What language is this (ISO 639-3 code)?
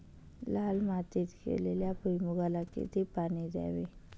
mar